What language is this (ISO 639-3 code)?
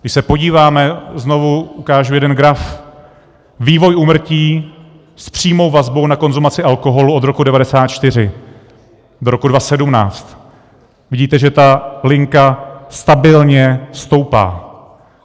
ces